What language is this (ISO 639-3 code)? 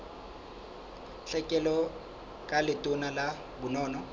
sot